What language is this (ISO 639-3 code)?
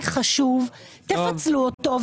heb